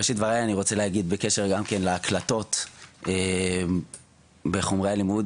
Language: Hebrew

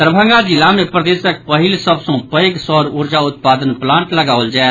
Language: Maithili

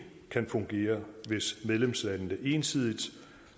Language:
Danish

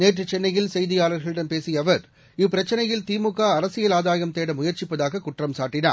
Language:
Tamil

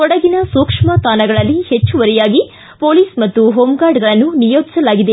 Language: Kannada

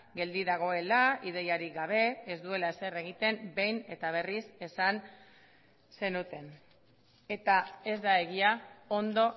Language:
Basque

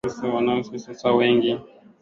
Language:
Swahili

